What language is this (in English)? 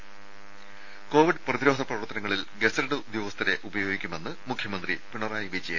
Malayalam